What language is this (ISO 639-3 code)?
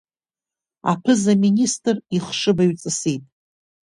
abk